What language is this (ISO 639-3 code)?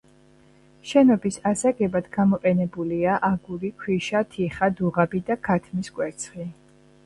kat